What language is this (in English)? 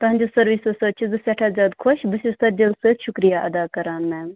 Kashmiri